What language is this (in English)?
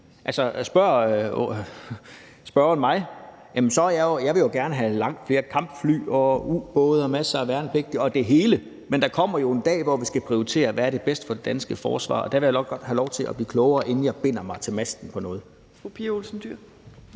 Danish